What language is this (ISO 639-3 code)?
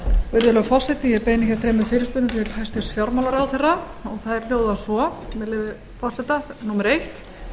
isl